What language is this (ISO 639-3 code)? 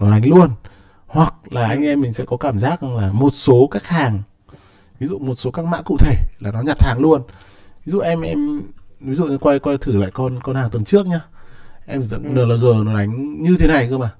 vie